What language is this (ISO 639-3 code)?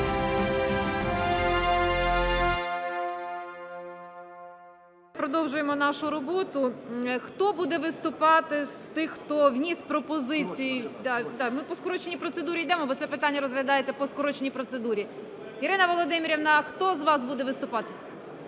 ukr